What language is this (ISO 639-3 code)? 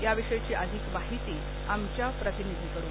mar